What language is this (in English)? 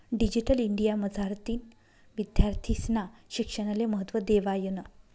Marathi